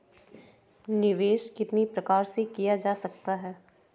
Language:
Hindi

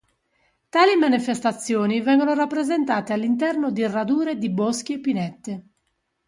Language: Italian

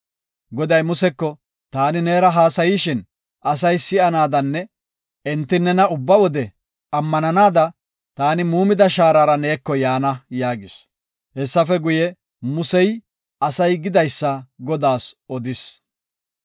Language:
Gofa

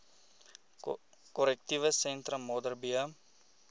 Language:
Afrikaans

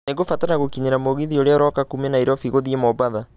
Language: Kikuyu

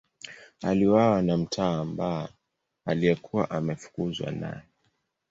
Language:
Swahili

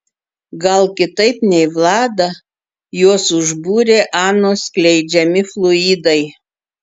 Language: Lithuanian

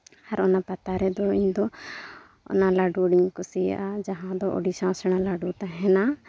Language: Santali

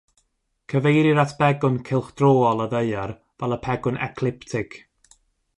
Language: Welsh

